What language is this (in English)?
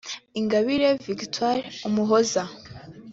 Kinyarwanda